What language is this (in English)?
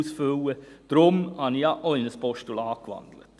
Swiss German